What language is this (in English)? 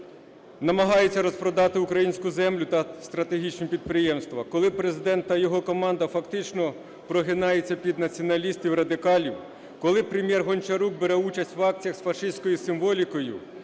Ukrainian